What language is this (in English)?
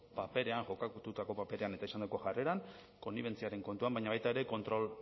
Basque